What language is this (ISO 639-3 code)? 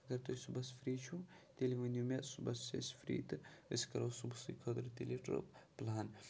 kas